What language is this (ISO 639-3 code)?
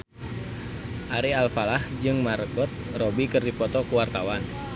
sun